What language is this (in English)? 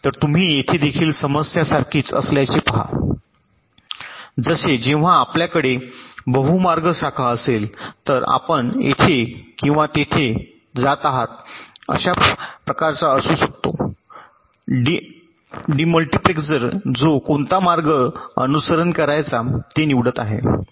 Marathi